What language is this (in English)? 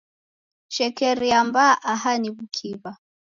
Taita